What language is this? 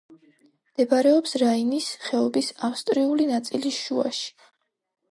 Georgian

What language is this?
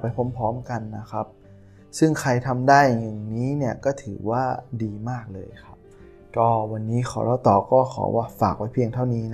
Thai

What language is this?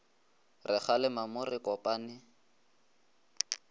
Northern Sotho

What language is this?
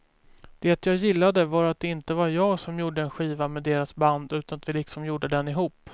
Swedish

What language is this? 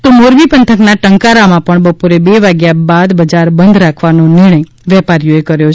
Gujarati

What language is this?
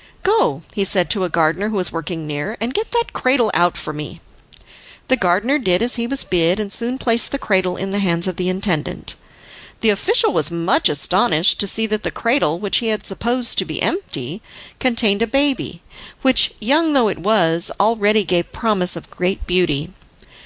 English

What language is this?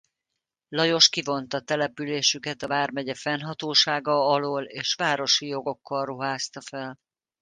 Hungarian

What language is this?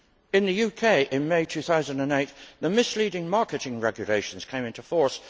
English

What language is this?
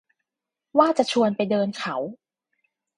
Thai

